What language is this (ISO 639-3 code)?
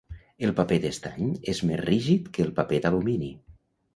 cat